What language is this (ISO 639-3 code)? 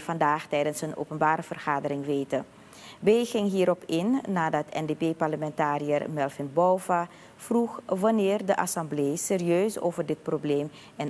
nld